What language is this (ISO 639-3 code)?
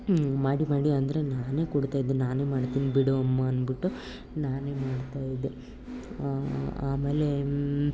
kan